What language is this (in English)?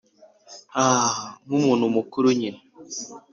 Kinyarwanda